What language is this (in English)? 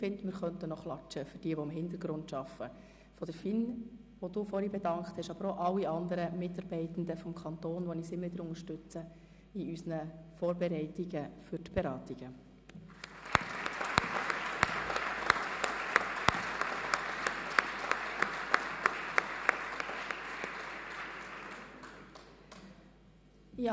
Swiss German